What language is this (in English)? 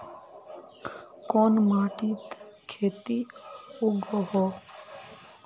Magahi